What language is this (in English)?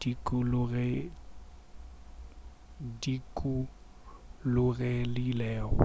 Northern Sotho